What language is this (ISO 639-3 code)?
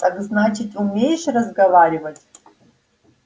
rus